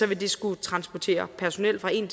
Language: Danish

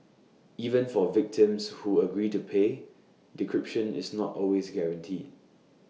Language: English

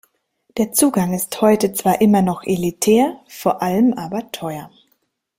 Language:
German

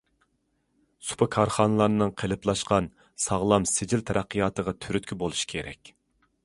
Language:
Uyghur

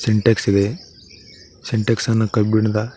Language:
Kannada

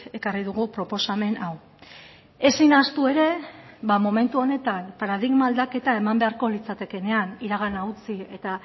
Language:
Basque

